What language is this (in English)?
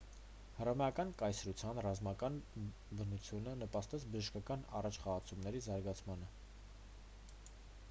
Armenian